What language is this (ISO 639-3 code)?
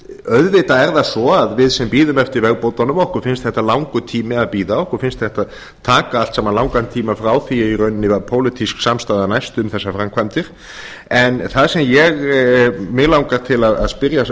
isl